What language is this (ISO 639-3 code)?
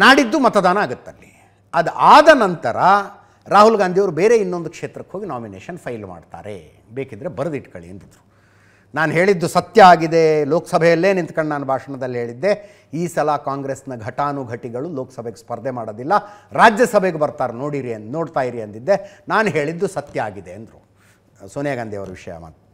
kan